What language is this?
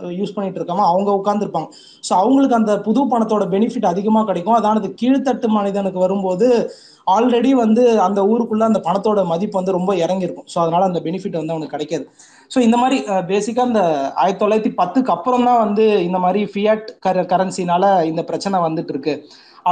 Tamil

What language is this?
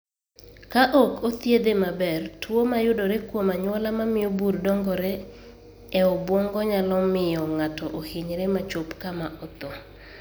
Luo (Kenya and Tanzania)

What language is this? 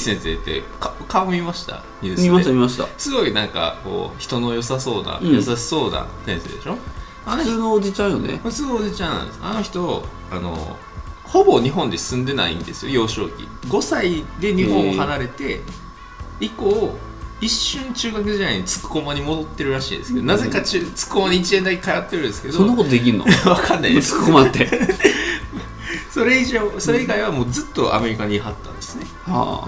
Japanese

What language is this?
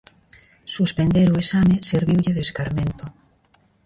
Galician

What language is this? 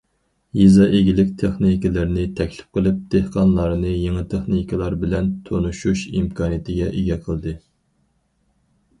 Uyghur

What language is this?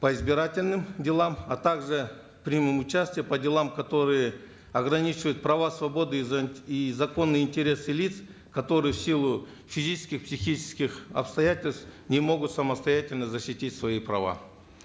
Kazakh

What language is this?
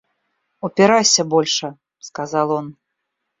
Russian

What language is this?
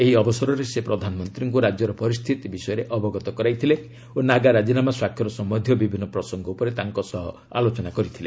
Odia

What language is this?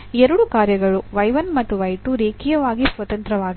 Kannada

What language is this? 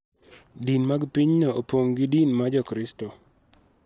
Luo (Kenya and Tanzania)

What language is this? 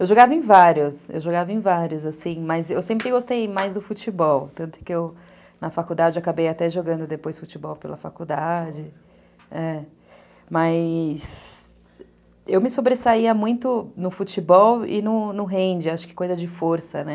Portuguese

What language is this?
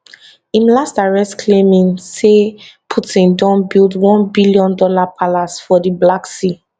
Nigerian Pidgin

